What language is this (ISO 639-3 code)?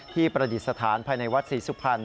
tha